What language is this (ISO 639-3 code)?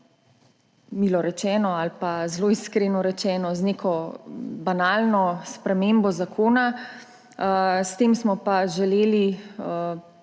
slv